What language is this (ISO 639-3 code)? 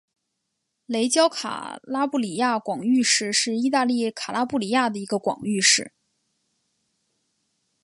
zho